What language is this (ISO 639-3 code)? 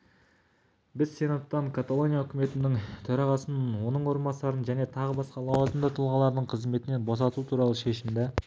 kaz